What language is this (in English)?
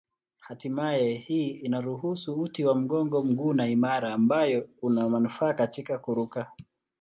Swahili